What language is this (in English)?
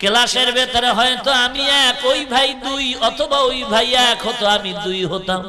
Bangla